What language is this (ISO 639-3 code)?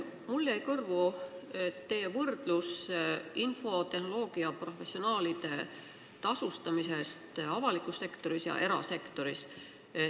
est